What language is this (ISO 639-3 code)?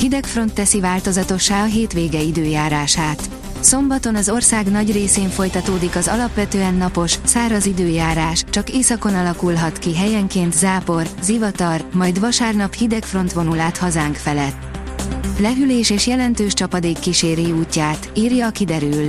hun